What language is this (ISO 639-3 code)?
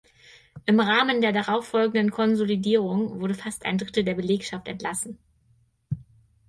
deu